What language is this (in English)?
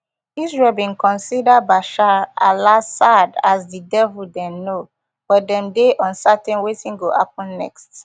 Nigerian Pidgin